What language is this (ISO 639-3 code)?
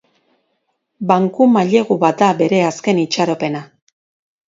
eus